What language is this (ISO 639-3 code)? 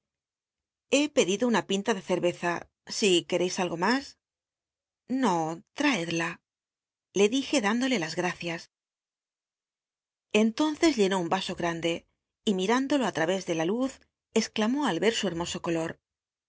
spa